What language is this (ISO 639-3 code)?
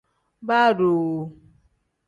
kdh